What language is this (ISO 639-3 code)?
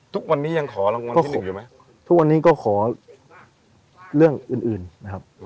tha